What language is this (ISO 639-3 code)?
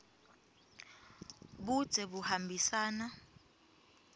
ssw